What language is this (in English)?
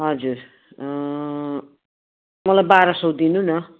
Nepali